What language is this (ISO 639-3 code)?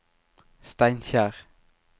nor